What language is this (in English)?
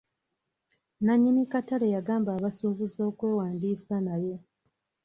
Ganda